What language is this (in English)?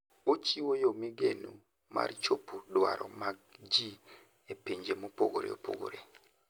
Luo (Kenya and Tanzania)